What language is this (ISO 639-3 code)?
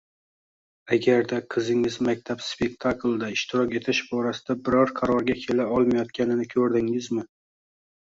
uzb